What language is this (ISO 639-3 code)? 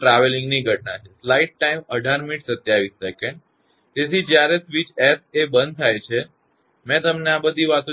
guj